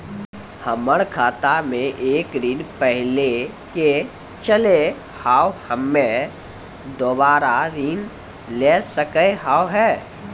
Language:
Maithili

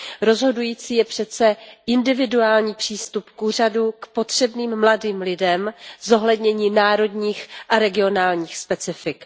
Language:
Czech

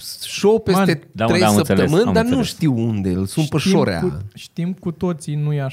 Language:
Romanian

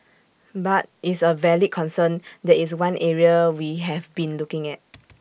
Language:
English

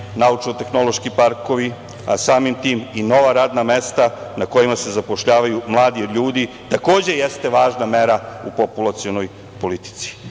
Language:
Serbian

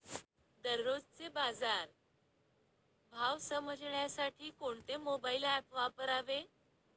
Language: Marathi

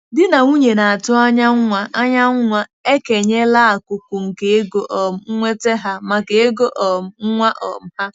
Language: Igbo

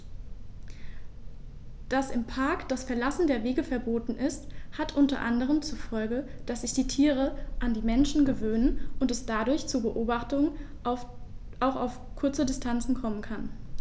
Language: German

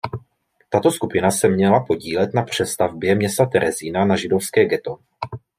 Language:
Czech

